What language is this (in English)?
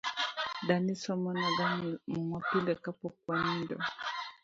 Luo (Kenya and Tanzania)